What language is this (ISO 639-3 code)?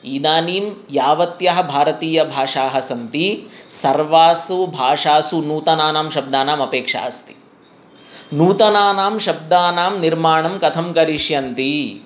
san